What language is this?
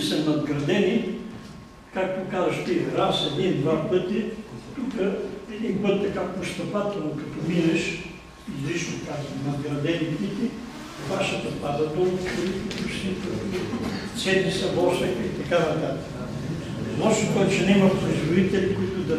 Bulgarian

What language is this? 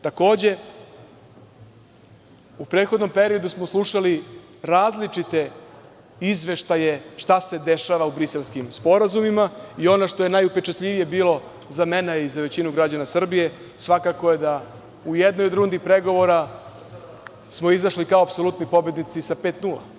Serbian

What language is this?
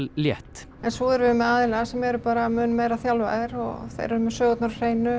Icelandic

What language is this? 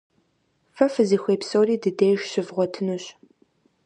Kabardian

